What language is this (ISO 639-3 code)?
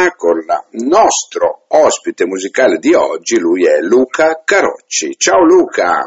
ita